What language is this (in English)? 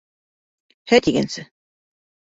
Bashkir